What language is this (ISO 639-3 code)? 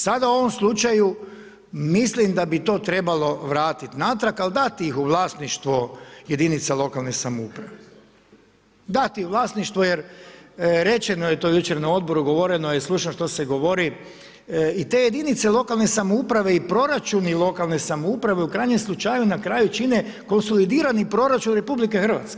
hrv